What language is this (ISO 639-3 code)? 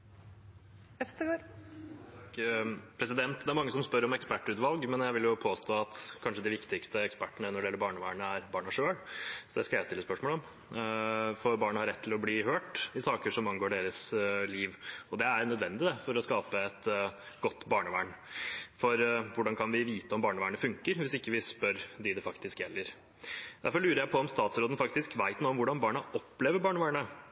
nor